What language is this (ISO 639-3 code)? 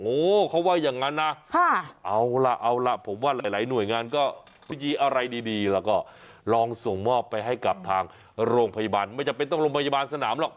tha